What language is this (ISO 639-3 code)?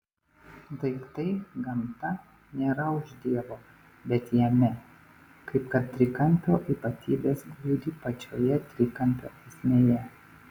lit